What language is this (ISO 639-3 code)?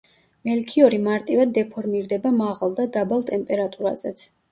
kat